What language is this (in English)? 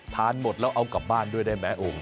Thai